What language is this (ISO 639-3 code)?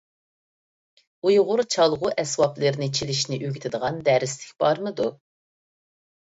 uig